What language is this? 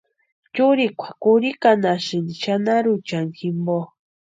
Western Highland Purepecha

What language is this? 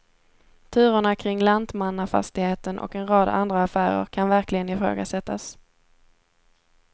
Swedish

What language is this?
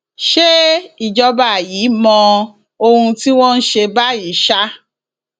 Yoruba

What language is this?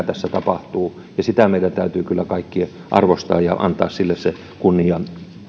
Finnish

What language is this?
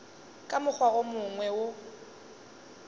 Northern Sotho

